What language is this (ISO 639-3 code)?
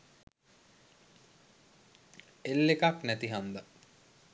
sin